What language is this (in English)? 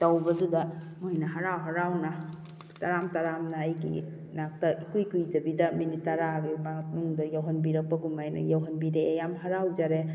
Manipuri